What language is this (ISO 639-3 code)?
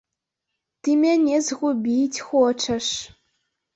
bel